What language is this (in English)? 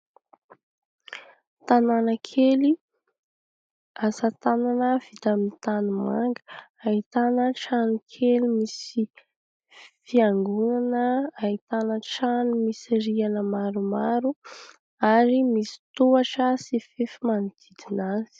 Malagasy